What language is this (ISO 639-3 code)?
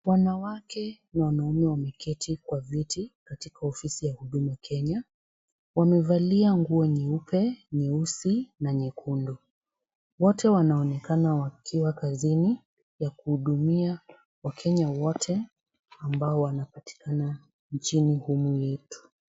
swa